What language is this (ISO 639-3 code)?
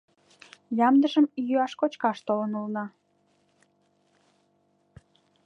chm